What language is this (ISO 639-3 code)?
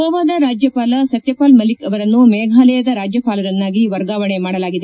kan